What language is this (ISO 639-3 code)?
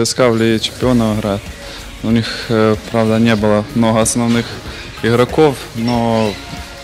ukr